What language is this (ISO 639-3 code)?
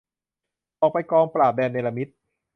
tha